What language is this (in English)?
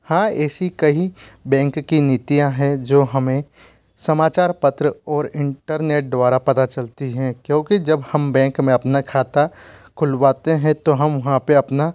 Hindi